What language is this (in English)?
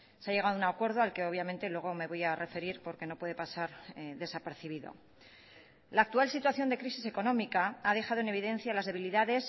Spanish